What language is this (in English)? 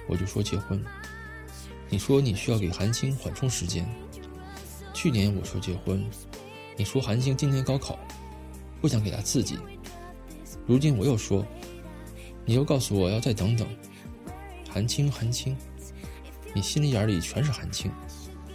Chinese